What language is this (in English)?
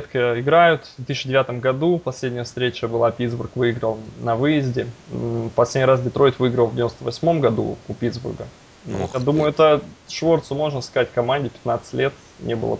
Russian